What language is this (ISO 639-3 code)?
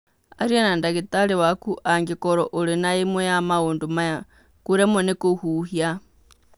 kik